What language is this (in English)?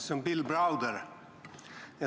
Estonian